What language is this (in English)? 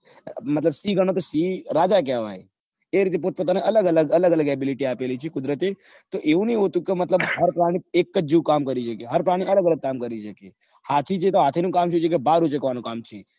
Gujarati